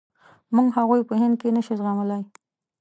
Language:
Pashto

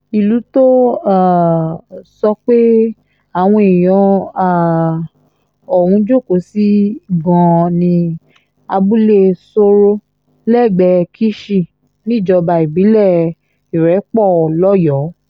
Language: Yoruba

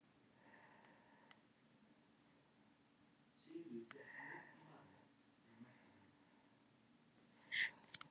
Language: Icelandic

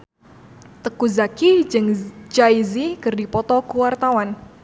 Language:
Sundanese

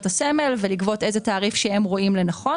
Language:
Hebrew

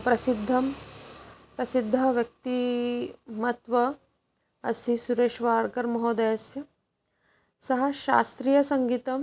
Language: Sanskrit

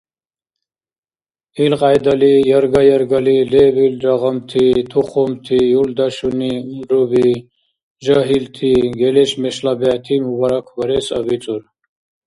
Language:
Dargwa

